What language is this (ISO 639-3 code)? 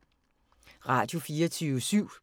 dan